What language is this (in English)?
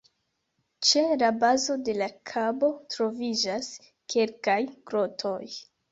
Esperanto